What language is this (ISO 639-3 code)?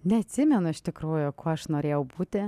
lit